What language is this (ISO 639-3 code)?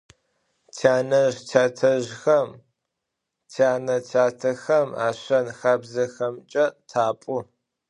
ady